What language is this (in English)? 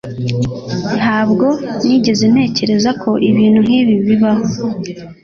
Kinyarwanda